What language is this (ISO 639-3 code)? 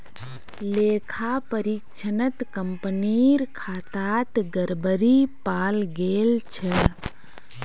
mag